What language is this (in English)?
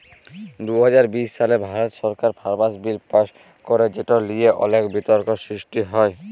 Bangla